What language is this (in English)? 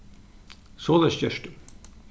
Faroese